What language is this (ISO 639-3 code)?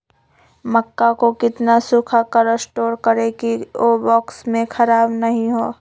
mag